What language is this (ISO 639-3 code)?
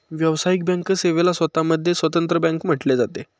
mar